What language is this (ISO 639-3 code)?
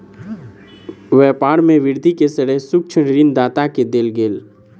mai